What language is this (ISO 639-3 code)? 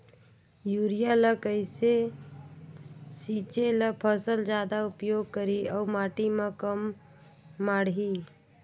hne